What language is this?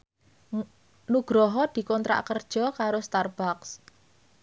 Javanese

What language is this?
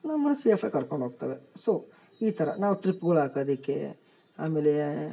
Kannada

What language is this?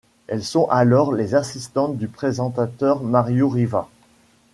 French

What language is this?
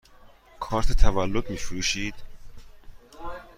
Persian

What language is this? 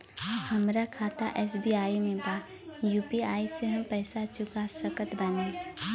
Bhojpuri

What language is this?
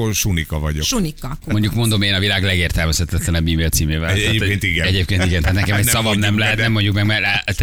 Hungarian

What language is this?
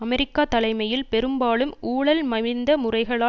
Tamil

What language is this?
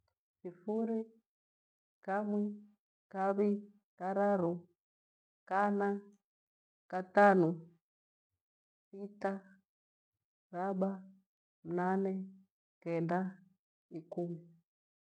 Gweno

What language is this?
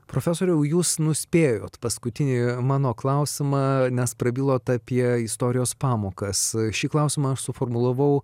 Lithuanian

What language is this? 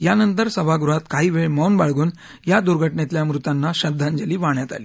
Marathi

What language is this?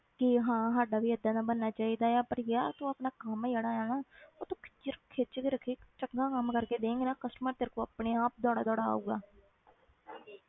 Punjabi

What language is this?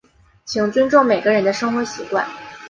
Chinese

